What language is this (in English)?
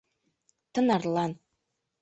Mari